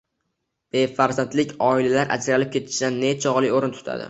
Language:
Uzbek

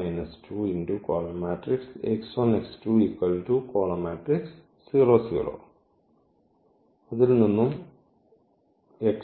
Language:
Malayalam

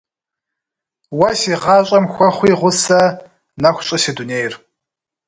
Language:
Kabardian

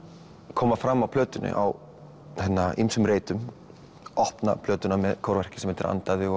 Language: Icelandic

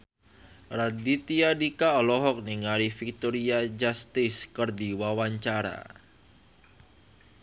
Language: Sundanese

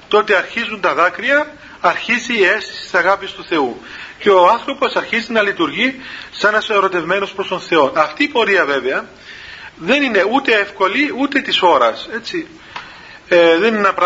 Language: Greek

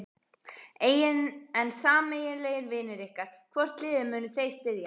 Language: Icelandic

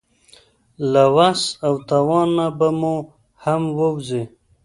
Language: Pashto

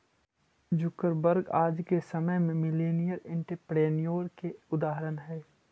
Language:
Magahi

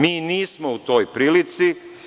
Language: Serbian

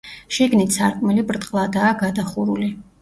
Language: Georgian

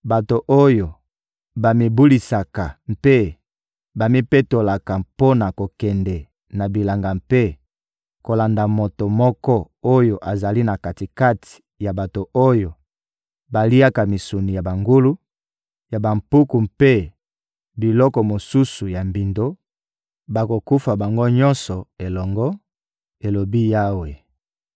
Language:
Lingala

